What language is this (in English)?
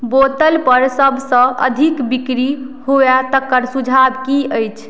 Maithili